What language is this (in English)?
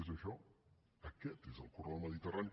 Catalan